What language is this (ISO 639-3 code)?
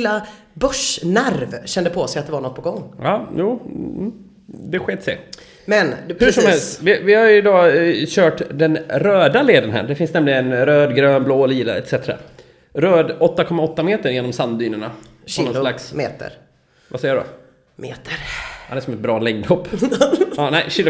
swe